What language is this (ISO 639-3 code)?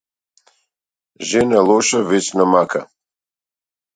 mkd